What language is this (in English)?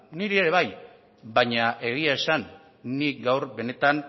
Basque